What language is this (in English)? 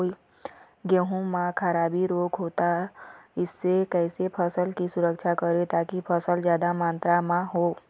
Chhattisgarhi